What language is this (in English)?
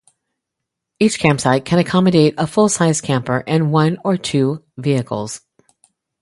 English